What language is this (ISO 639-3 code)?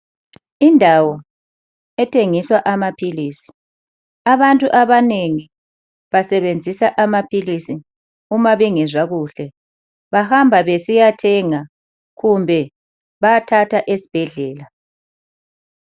nde